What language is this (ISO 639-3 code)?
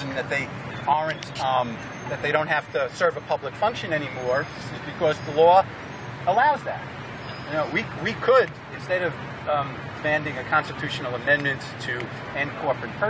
eng